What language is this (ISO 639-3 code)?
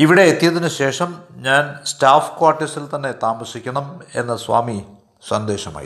mal